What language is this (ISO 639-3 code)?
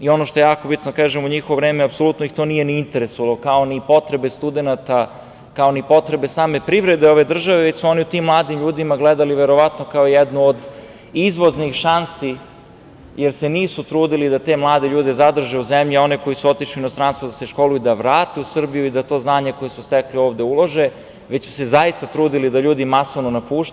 srp